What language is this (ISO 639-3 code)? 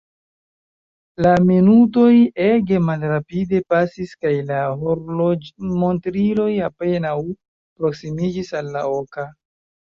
epo